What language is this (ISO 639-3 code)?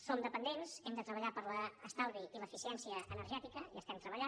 cat